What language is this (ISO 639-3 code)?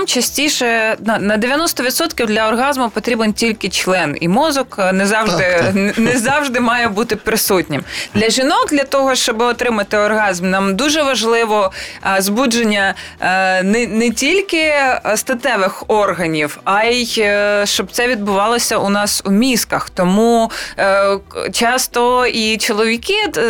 ukr